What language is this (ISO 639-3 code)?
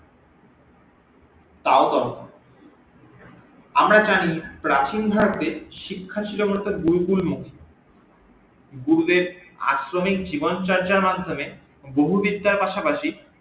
ben